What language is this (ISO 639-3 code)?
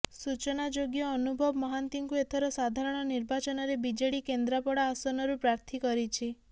ori